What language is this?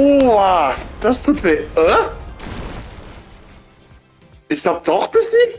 German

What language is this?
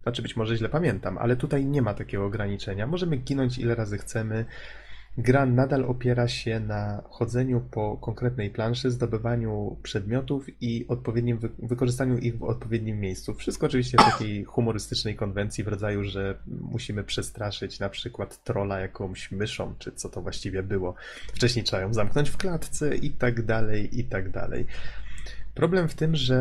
Polish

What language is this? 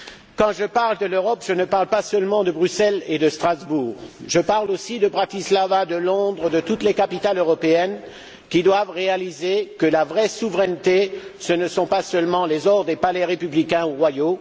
French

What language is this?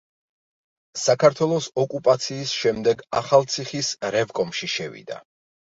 Georgian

